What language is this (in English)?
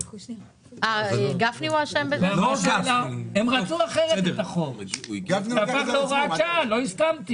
Hebrew